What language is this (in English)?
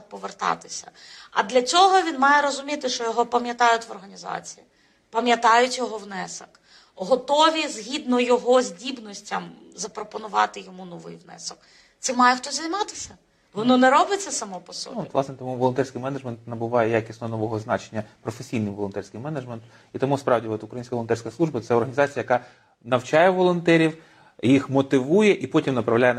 Ukrainian